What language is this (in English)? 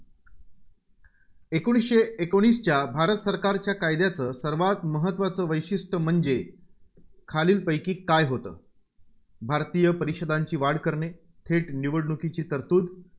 Marathi